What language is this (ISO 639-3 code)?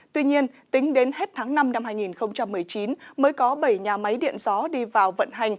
vie